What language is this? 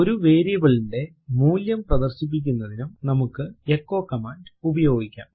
Malayalam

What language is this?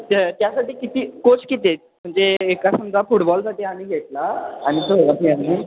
Marathi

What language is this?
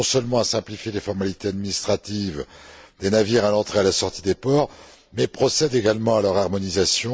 French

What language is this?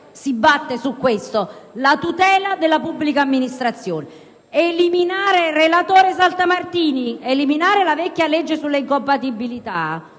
Italian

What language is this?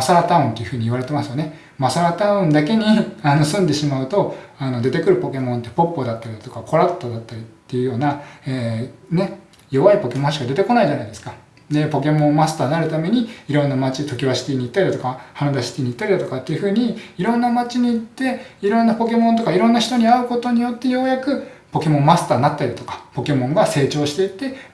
Japanese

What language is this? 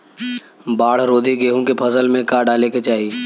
Bhojpuri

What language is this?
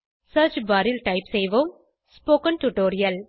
Tamil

